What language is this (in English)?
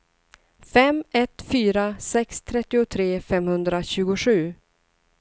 Swedish